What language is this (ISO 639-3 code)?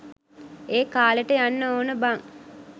sin